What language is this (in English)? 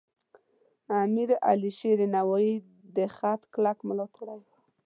Pashto